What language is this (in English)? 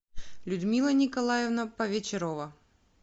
Russian